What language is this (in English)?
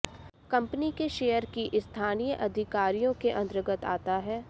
Hindi